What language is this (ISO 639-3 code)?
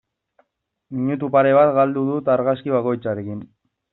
eus